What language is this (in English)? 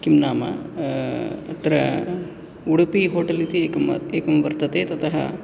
Sanskrit